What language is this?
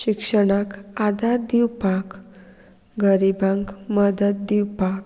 Konkani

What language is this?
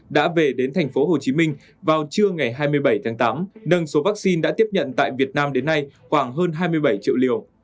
Vietnamese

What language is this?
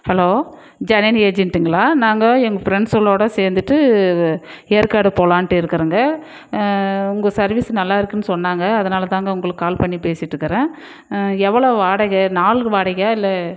Tamil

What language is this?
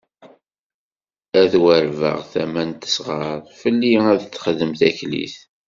Kabyle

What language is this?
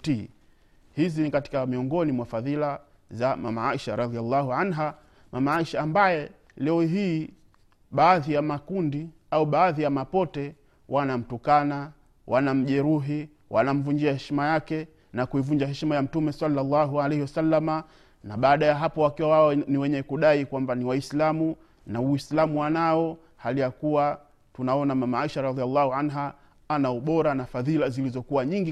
Swahili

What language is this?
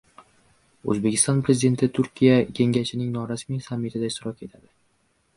Uzbek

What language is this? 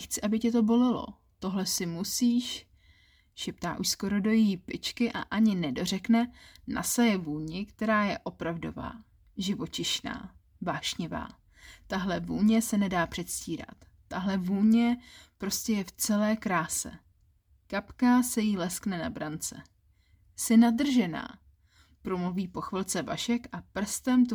Czech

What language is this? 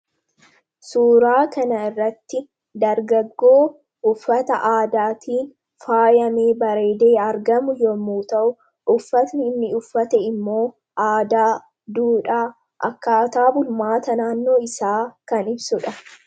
Oromo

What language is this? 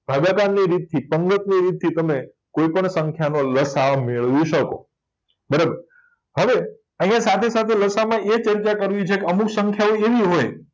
Gujarati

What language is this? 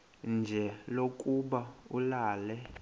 Xhosa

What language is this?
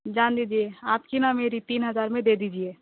Urdu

